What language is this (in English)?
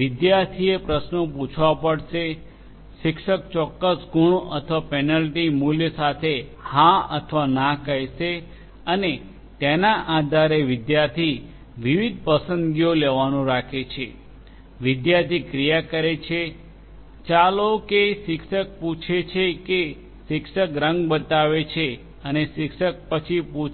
Gujarati